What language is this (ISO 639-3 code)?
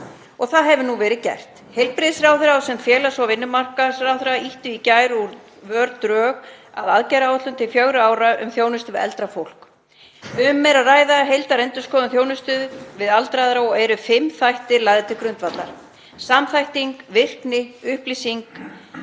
isl